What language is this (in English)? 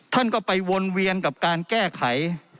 Thai